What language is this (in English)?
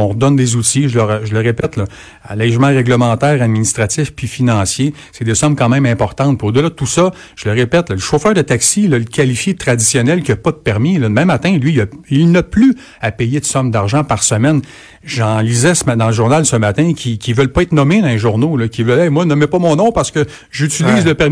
French